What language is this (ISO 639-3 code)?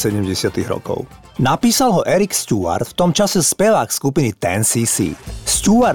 slk